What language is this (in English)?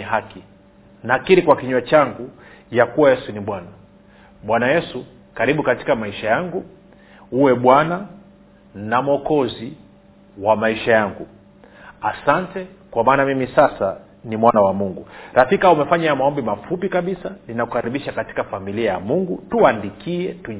Swahili